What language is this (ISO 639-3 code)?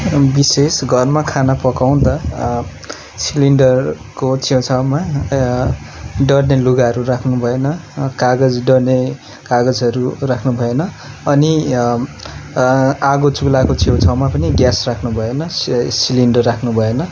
nep